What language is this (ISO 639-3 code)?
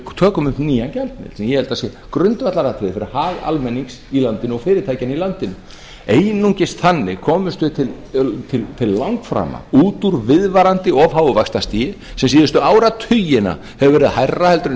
isl